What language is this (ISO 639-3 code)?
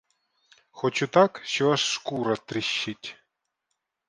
ukr